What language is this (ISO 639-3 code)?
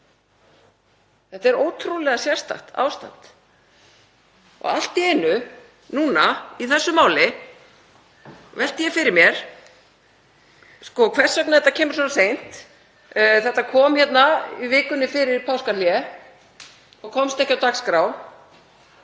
isl